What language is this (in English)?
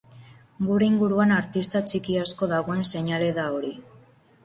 Basque